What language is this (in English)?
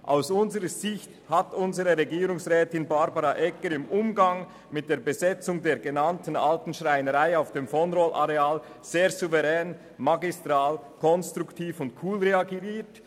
Swiss German